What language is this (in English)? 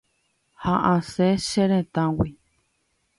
Guarani